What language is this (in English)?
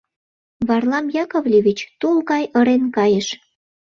Mari